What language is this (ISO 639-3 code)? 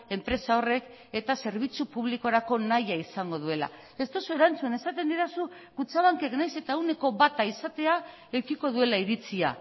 eus